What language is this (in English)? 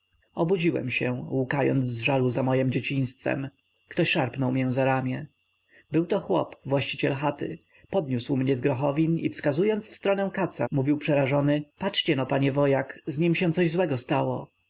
Polish